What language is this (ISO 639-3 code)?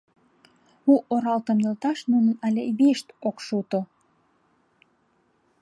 chm